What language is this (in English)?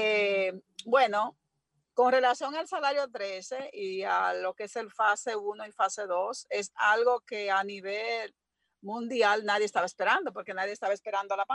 Spanish